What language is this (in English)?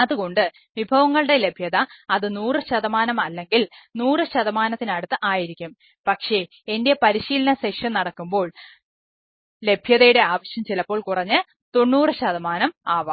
Malayalam